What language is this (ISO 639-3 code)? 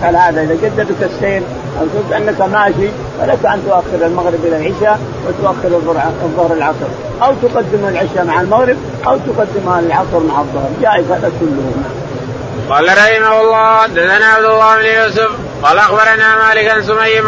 ara